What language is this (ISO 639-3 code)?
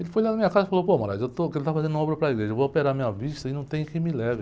por